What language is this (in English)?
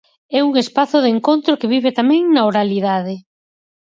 Galician